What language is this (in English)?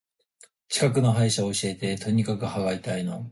Japanese